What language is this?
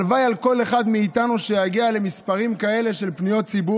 Hebrew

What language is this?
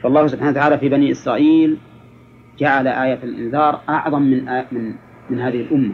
Arabic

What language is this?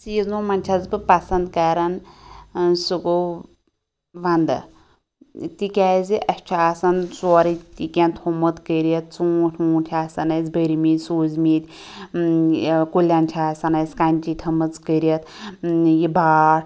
Kashmiri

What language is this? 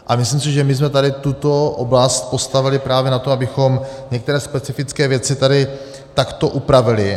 Czech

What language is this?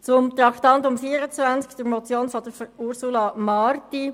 Swiss German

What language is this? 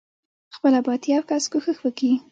Pashto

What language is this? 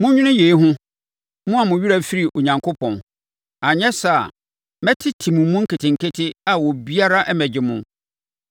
Akan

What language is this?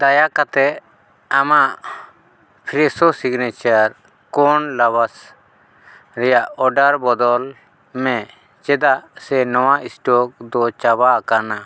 Santali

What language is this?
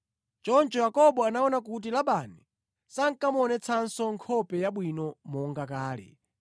Nyanja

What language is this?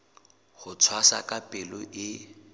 Southern Sotho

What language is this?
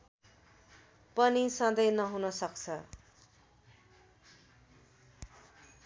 Nepali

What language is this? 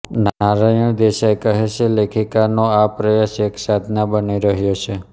Gujarati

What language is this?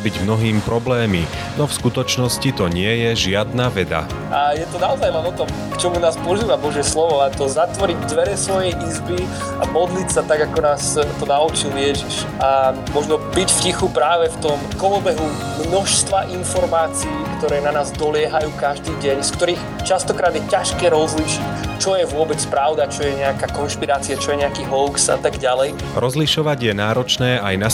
Slovak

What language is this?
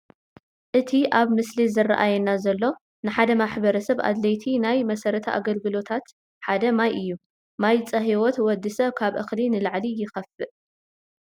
Tigrinya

